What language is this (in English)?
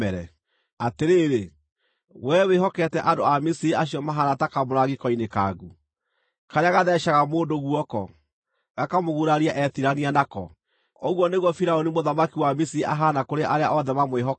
Kikuyu